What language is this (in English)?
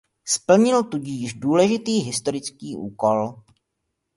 Czech